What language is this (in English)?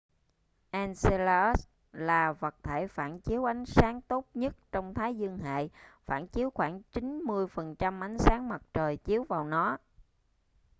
Vietnamese